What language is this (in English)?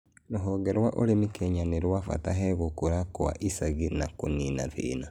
Kikuyu